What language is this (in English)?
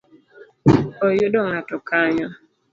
Luo (Kenya and Tanzania)